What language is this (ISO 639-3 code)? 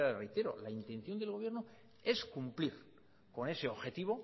spa